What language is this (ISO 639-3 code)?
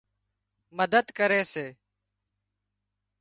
kxp